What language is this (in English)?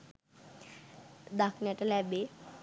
Sinhala